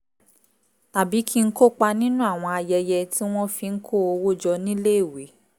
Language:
Yoruba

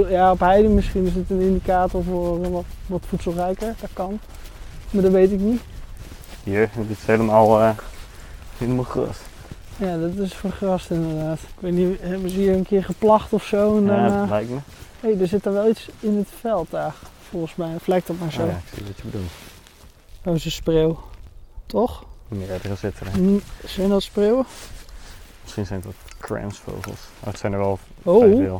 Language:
Dutch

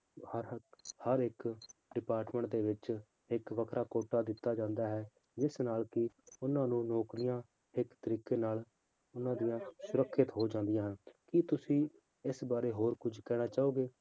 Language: Punjabi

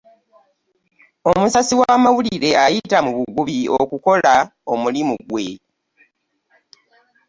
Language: Ganda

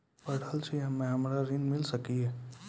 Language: Maithili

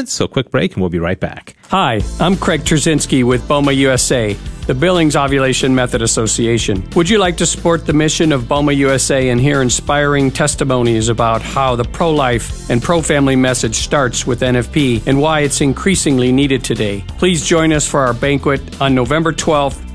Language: English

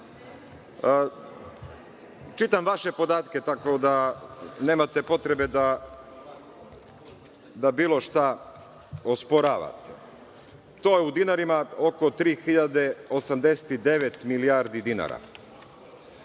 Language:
Serbian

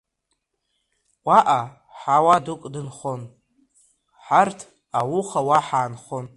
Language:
Abkhazian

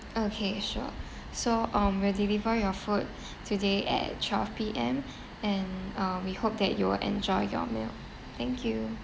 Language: English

